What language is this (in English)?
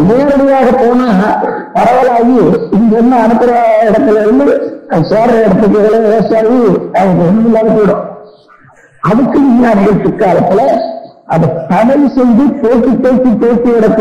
Tamil